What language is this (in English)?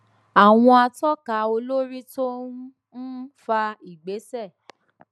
Yoruba